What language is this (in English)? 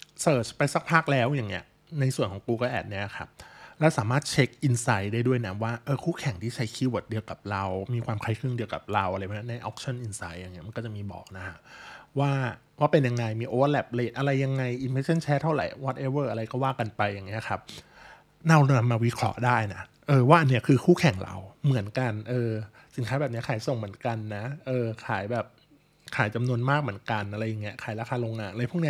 Thai